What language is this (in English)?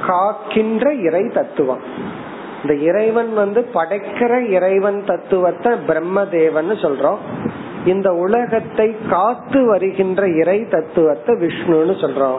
Tamil